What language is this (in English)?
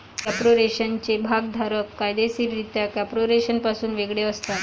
Marathi